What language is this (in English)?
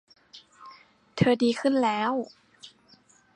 Thai